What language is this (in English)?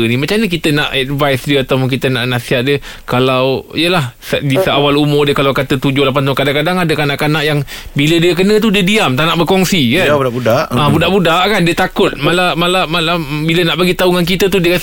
Malay